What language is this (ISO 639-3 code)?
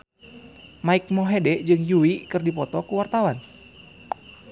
sun